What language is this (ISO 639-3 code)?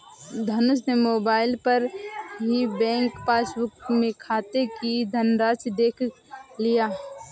hin